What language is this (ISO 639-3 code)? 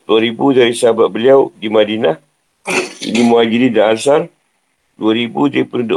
msa